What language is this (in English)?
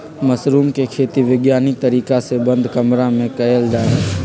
Magahi